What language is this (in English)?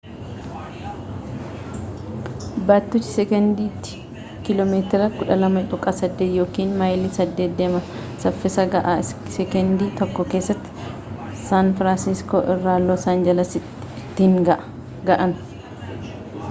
Oromo